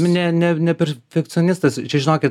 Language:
Lithuanian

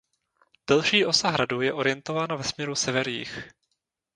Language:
Czech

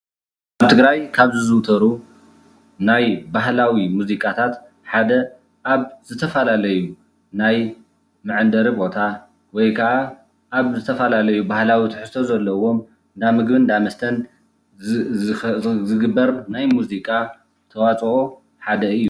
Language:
Tigrinya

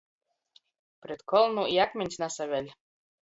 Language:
Latgalian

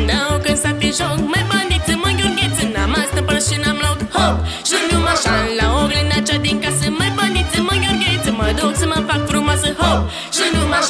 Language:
Romanian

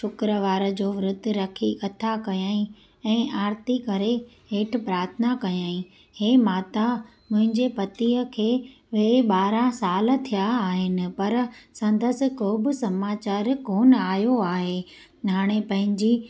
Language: Sindhi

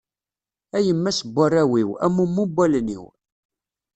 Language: Kabyle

